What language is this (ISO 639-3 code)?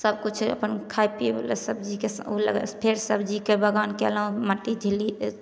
mai